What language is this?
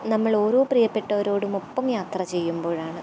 Malayalam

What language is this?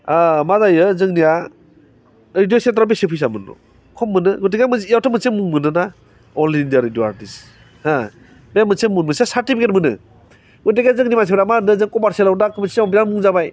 Bodo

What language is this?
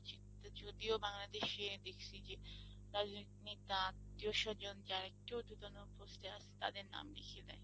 Bangla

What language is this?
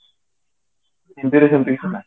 Odia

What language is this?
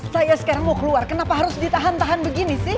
Indonesian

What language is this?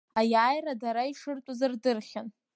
Abkhazian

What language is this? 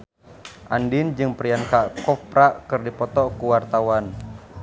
Sundanese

